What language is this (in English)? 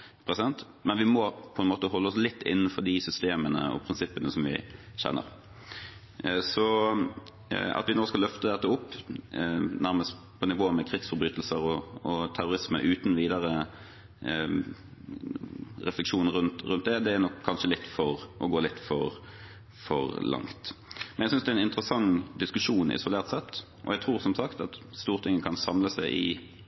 Norwegian Bokmål